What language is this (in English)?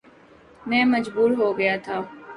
Urdu